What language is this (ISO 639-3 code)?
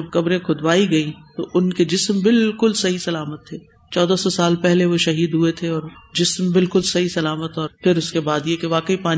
urd